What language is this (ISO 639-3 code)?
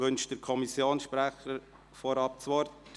gsw